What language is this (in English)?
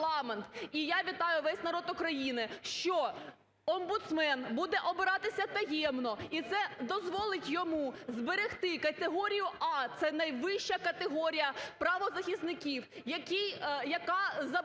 Ukrainian